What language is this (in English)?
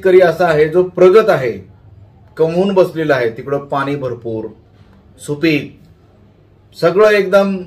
Hindi